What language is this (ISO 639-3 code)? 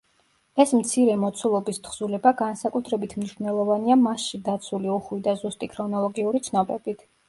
kat